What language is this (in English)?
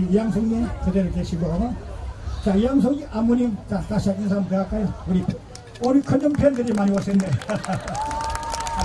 Korean